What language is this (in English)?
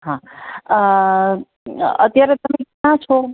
Gujarati